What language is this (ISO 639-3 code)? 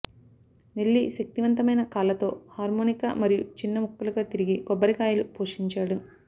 tel